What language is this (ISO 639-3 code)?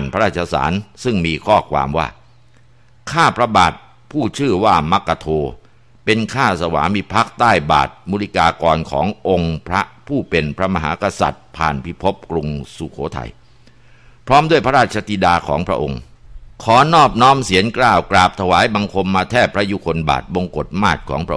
tha